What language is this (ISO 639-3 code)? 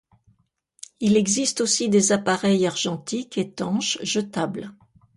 fra